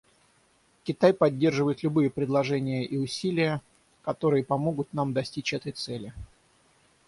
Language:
Russian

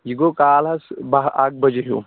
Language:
Kashmiri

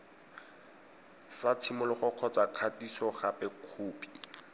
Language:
Tswana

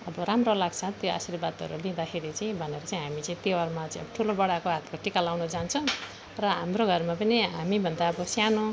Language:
Nepali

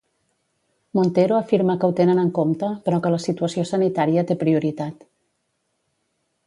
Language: Catalan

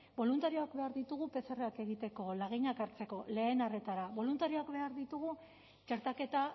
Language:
Basque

